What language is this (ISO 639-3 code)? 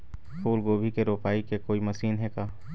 hne